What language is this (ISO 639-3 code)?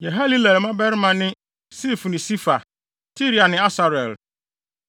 aka